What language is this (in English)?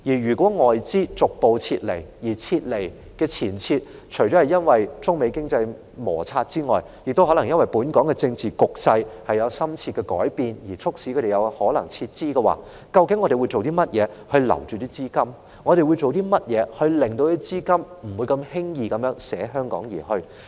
Cantonese